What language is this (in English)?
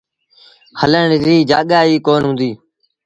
Sindhi Bhil